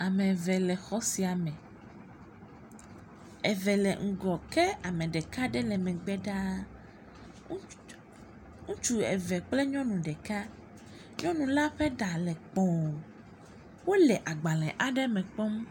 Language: Ewe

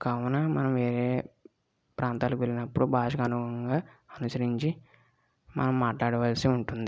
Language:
Telugu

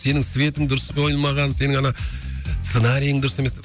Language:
Kazakh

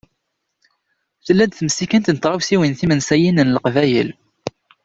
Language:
Kabyle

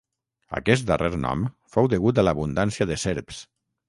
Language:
Catalan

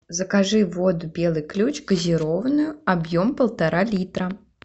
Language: Russian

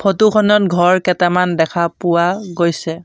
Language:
Assamese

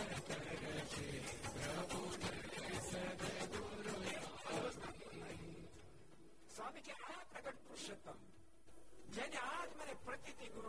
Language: Gujarati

